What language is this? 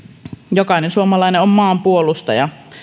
Finnish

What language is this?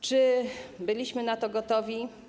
Polish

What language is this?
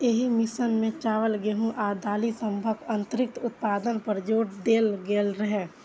Maithili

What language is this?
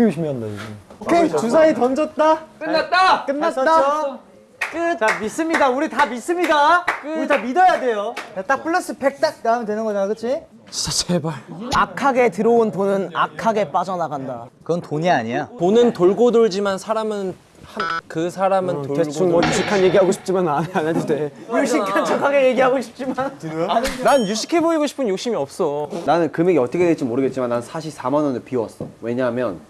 Korean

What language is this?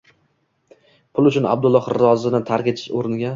Uzbek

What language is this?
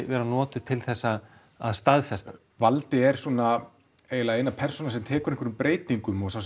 Icelandic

